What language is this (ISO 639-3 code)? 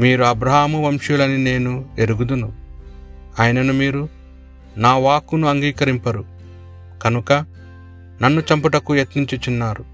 tel